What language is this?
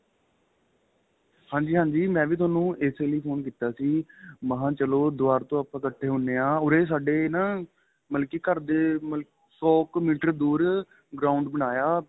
Punjabi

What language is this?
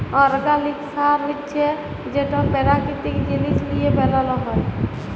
Bangla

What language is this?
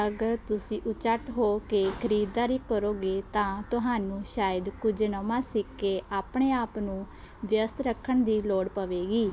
Punjabi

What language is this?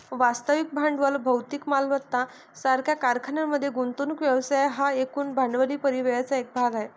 Marathi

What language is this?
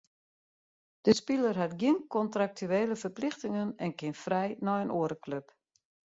Western Frisian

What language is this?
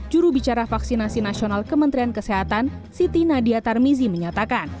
Indonesian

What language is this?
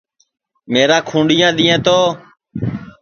Sansi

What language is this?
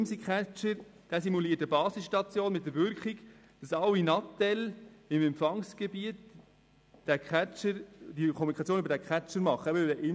Swiss German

